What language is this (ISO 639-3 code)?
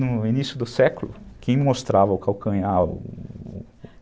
por